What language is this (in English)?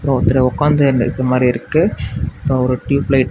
Tamil